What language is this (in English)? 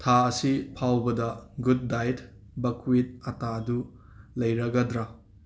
Manipuri